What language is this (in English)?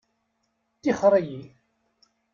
Kabyle